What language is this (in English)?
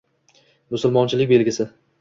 Uzbek